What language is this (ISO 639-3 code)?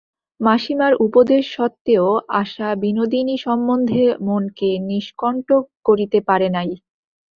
ben